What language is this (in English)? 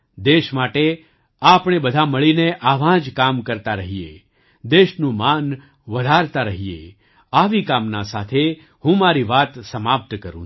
Gujarati